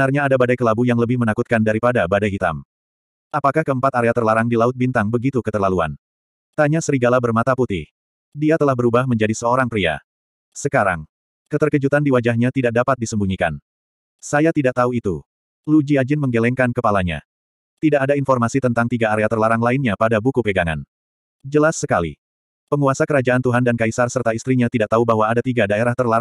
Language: Indonesian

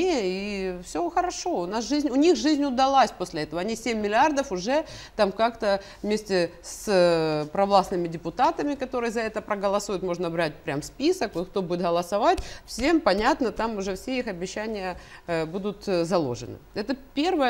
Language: Russian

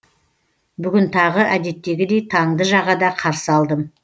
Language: Kazakh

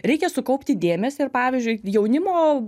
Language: Lithuanian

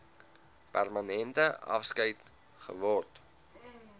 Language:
Afrikaans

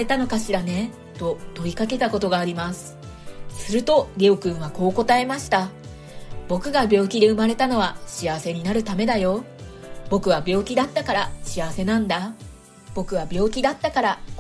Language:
Japanese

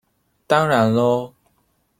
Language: Chinese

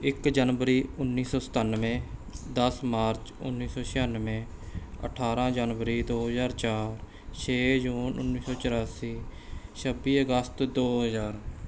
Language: Punjabi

